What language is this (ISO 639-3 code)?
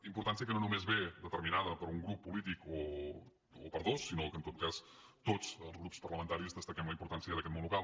cat